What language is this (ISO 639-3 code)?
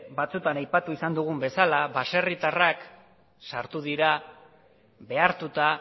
eus